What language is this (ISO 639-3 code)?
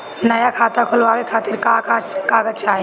bho